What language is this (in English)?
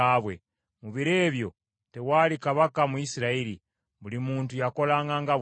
Ganda